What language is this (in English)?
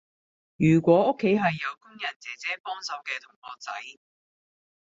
Cantonese